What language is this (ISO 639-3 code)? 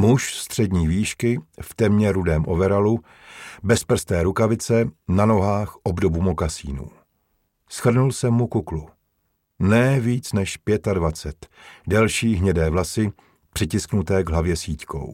ces